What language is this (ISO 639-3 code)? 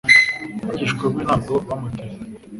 kin